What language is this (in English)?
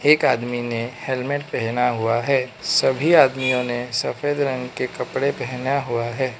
Hindi